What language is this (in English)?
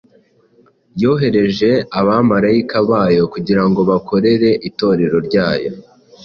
Kinyarwanda